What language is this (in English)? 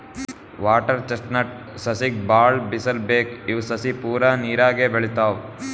Kannada